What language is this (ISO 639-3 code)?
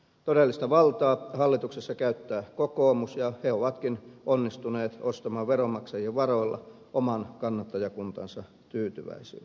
fin